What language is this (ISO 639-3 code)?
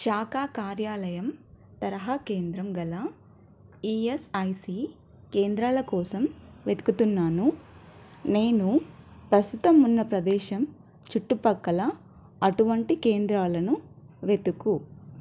tel